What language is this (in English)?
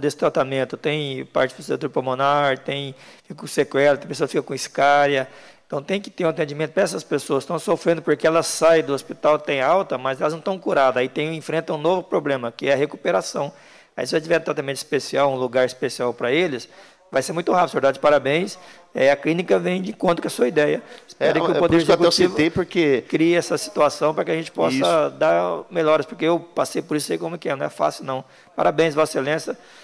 Portuguese